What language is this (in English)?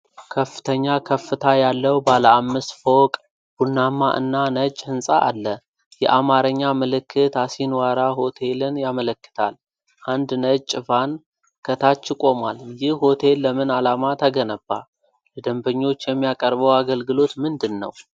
Amharic